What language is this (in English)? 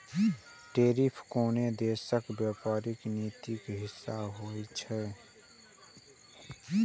Maithili